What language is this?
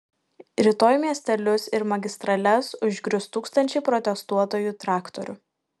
Lithuanian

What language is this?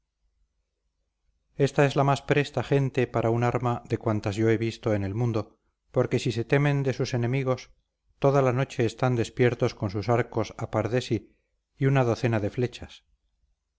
Spanish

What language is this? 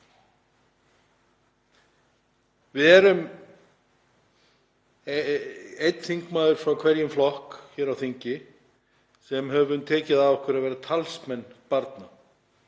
Icelandic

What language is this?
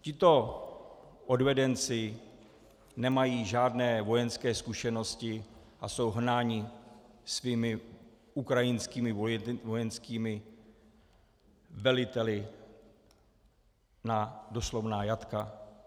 Czech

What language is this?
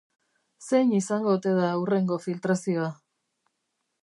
Basque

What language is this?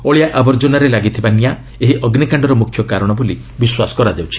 Odia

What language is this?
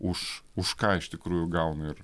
Lithuanian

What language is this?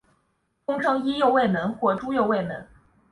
Chinese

